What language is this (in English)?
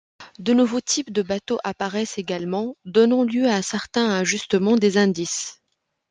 French